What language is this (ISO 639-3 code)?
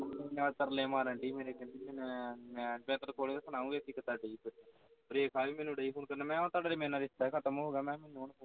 pan